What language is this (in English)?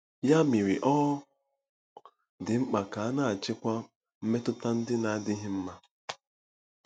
Igbo